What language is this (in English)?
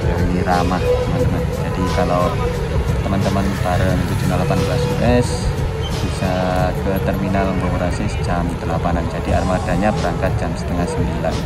Indonesian